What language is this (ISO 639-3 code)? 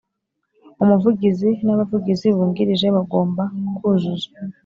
kin